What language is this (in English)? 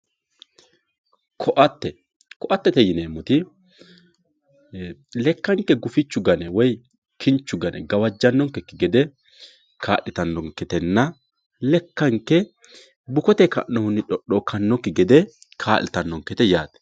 Sidamo